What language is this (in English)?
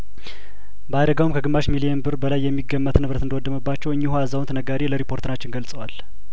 Amharic